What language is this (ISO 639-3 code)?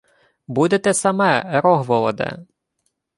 ukr